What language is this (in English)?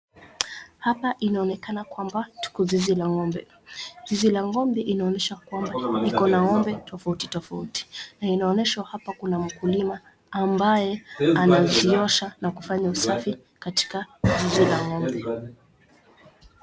Swahili